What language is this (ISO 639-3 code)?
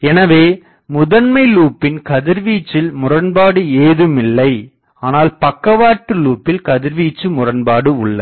tam